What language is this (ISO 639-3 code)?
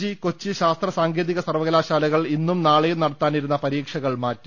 mal